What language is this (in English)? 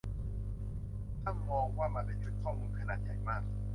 Thai